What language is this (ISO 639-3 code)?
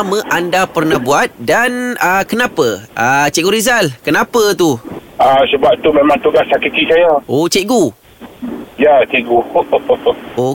msa